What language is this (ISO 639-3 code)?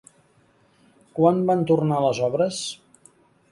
cat